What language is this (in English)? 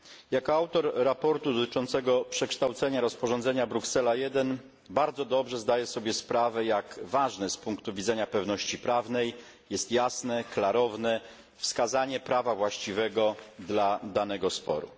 Polish